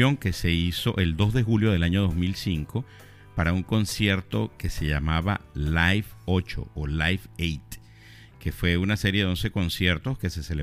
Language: Spanish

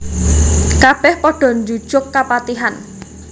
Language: Javanese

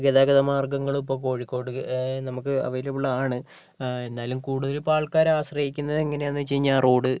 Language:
Malayalam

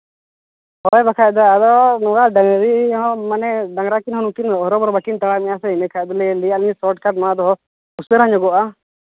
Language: Santali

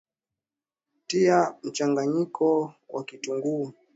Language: Swahili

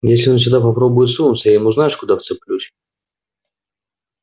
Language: Russian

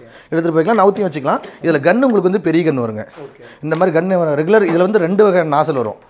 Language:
Indonesian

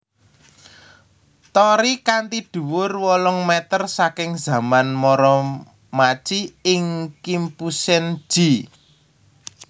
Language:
Javanese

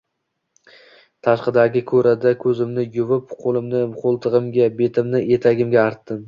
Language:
Uzbek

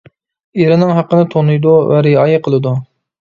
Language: Uyghur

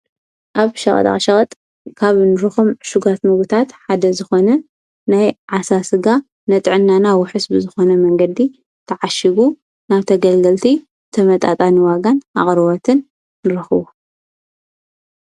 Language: Tigrinya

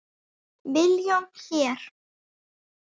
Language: Icelandic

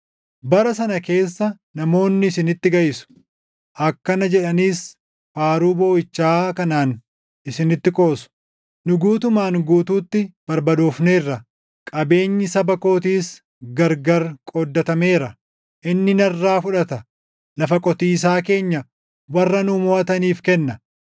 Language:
Oromo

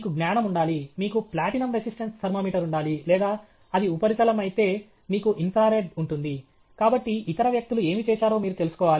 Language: Telugu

